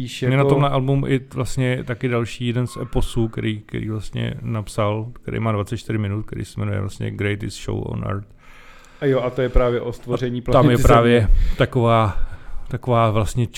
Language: Czech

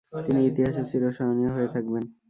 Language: Bangla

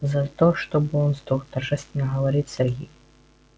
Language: Russian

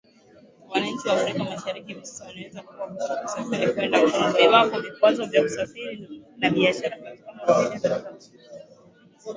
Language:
Swahili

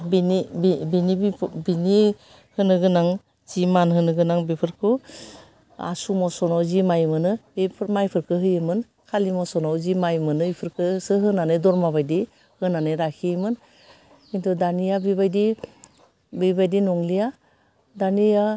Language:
Bodo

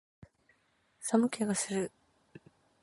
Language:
Japanese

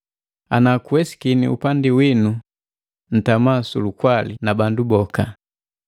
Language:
Matengo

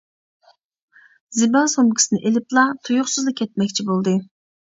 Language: Uyghur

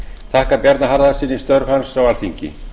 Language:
Icelandic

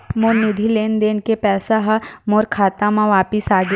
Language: Chhattisgarhi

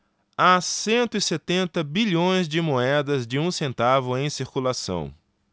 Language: Portuguese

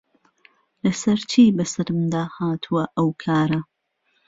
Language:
Central Kurdish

